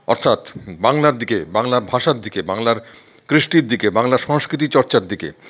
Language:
Bangla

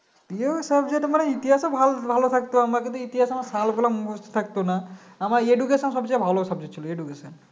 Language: Bangla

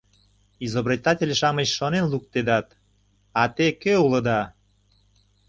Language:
Mari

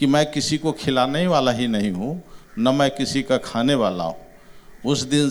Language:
Gujarati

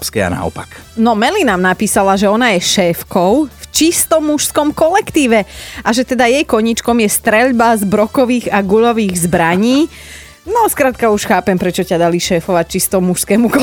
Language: Slovak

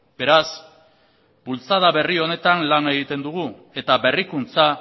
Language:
Basque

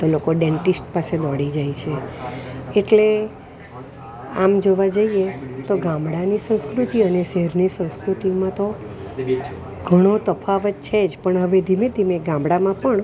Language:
Gujarati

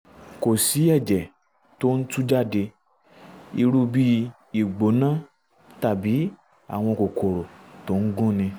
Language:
Yoruba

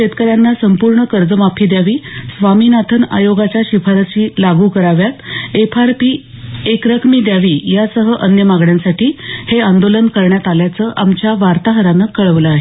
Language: Marathi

